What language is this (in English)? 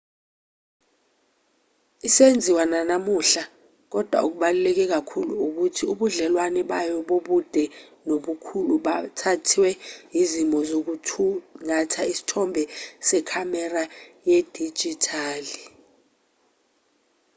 Zulu